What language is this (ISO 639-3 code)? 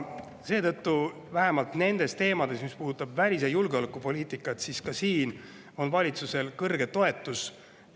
est